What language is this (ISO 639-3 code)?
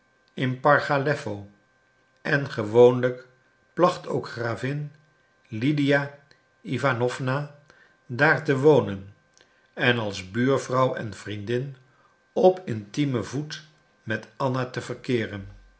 nld